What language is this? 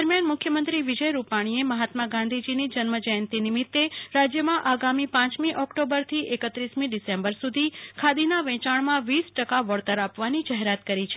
Gujarati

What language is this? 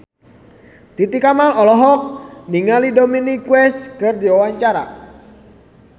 Sundanese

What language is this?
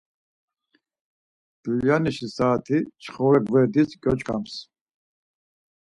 Laz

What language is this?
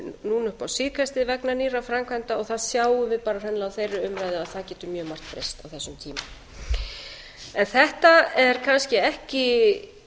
Icelandic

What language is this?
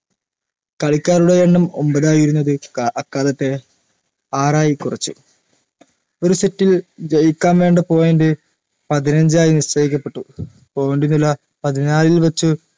Malayalam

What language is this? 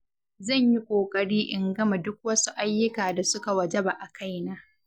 Hausa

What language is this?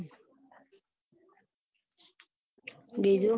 Gujarati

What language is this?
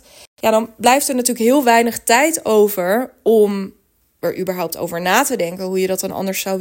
Dutch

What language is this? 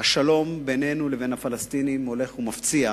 Hebrew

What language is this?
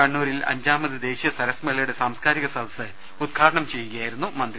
Malayalam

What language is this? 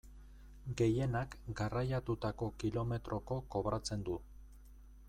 Basque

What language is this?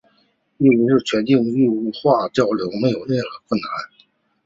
Chinese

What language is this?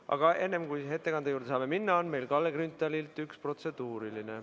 Estonian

